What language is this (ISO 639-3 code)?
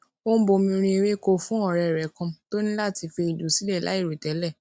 yor